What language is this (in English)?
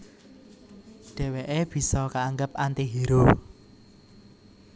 Javanese